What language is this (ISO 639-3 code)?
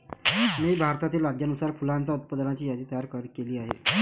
mar